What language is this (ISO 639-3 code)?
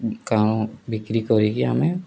ori